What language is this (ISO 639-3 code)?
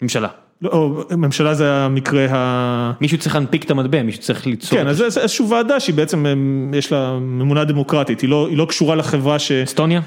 heb